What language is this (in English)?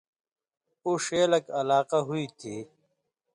Indus Kohistani